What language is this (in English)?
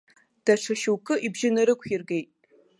Abkhazian